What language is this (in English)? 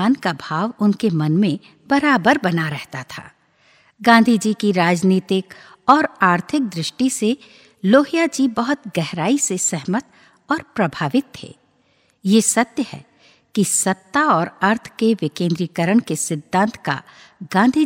Hindi